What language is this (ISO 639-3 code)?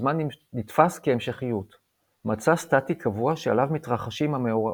heb